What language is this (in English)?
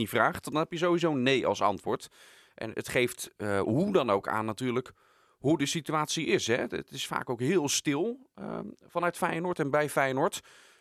Dutch